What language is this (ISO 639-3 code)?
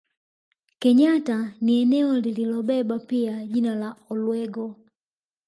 swa